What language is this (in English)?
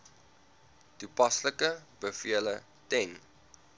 Afrikaans